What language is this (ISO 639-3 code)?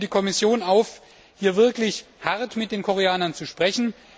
deu